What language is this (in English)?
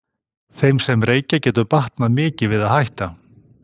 Icelandic